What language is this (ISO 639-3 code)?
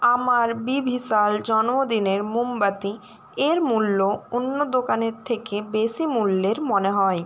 ben